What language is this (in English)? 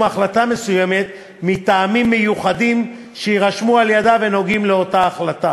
Hebrew